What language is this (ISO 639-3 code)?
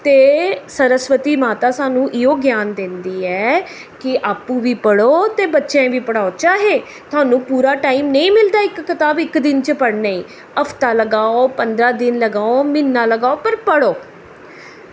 doi